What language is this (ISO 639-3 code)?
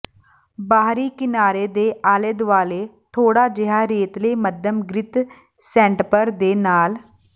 pan